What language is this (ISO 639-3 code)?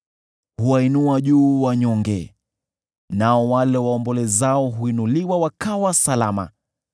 swa